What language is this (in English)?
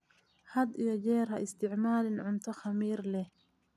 Somali